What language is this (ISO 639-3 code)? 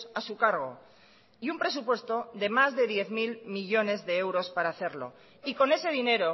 spa